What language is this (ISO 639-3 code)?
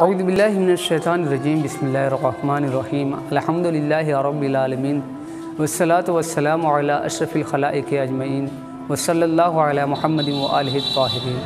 hin